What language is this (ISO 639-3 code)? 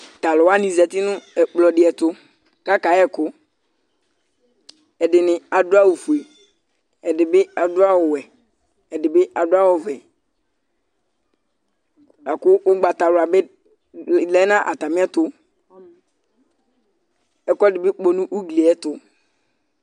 kpo